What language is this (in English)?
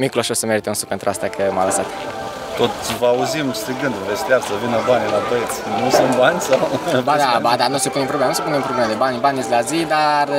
Romanian